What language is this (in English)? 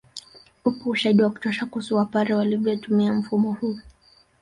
Swahili